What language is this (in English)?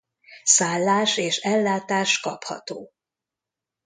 Hungarian